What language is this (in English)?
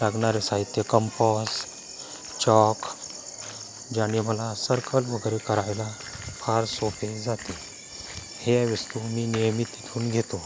Marathi